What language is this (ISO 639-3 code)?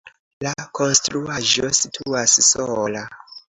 epo